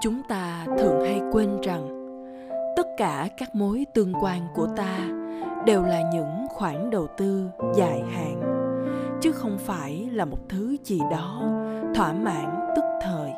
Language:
Vietnamese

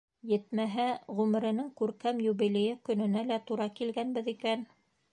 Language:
Bashkir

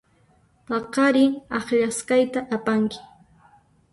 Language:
Puno Quechua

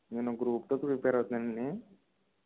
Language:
Telugu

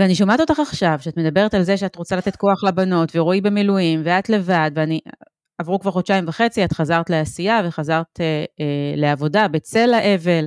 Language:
Hebrew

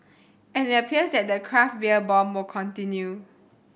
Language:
English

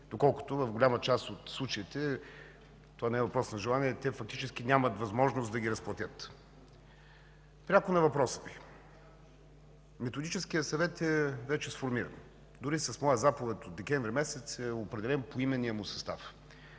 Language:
Bulgarian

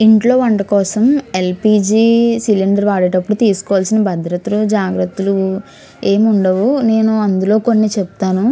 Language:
Telugu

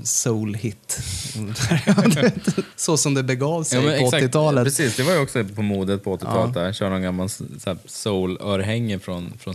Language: Swedish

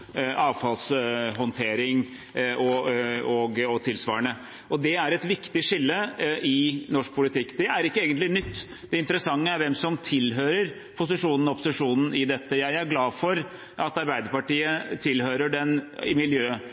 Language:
Norwegian Bokmål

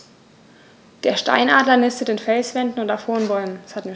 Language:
German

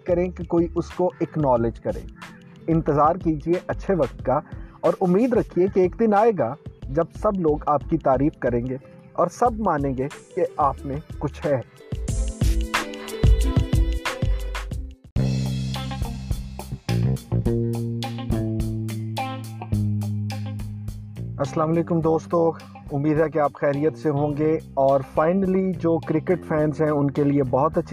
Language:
Urdu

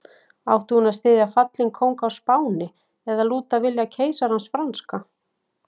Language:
Icelandic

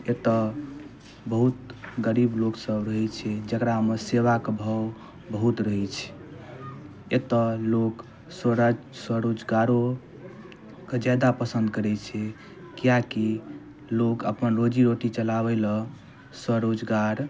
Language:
Maithili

